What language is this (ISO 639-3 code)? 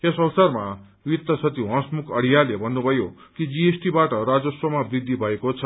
nep